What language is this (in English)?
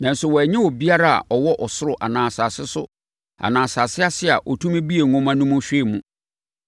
Akan